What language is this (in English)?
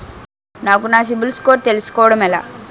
Telugu